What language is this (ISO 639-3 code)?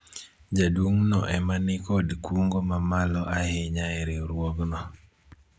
luo